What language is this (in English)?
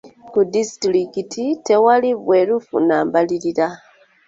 Ganda